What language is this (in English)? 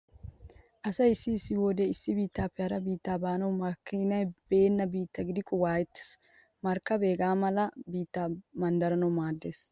Wolaytta